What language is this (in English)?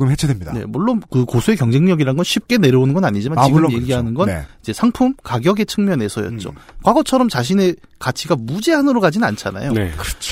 Korean